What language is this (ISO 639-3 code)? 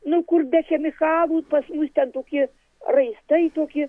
lit